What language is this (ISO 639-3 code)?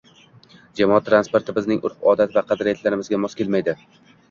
uzb